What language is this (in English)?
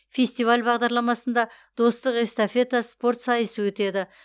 Kazakh